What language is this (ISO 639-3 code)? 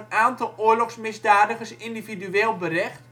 nld